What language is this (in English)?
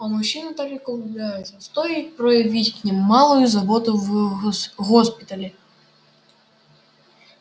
Russian